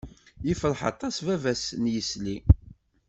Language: Kabyle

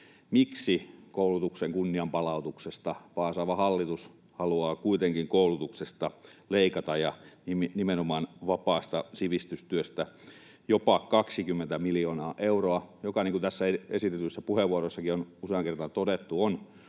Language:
Finnish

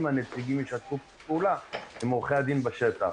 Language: Hebrew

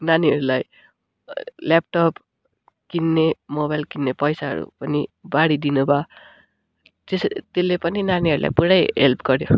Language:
Nepali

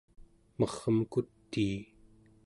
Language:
Central Yupik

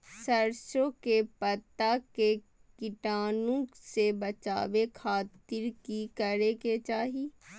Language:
Magahi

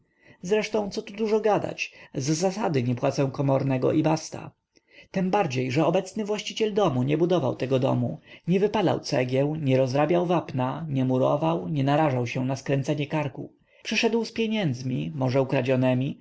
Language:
Polish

